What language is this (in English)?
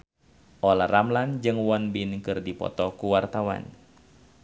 Sundanese